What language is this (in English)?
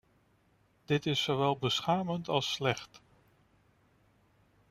Dutch